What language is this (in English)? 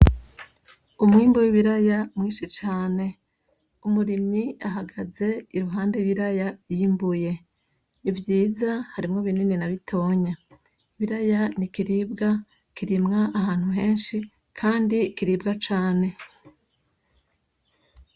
Rundi